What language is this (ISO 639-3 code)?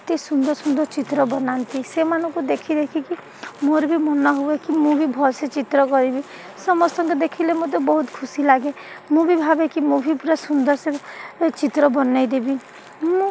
ori